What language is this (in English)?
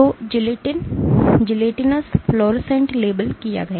Hindi